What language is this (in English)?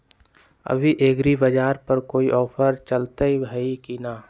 Magahi